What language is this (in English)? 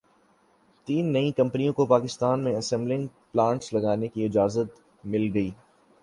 Urdu